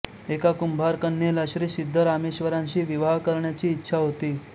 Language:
Marathi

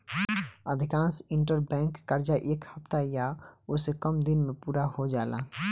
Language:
Bhojpuri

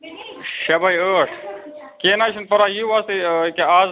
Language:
Kashmiri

